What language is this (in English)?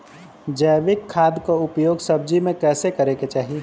Bhojpuri